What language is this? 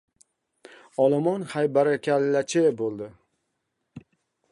Uzbek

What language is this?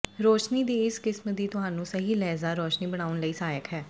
Punjabi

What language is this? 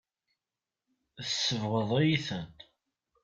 Kabyle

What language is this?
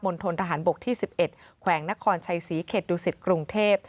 Thai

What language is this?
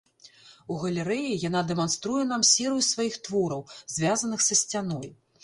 Belarusian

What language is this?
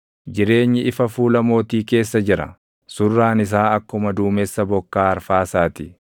Oromo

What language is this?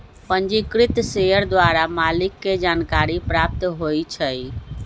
Magahi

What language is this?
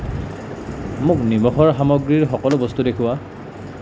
Assamese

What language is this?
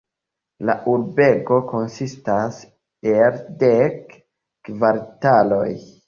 Esperanto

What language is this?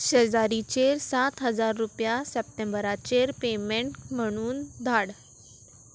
Konkani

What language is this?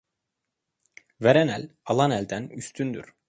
Turkish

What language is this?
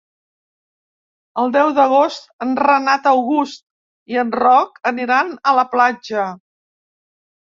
Catalan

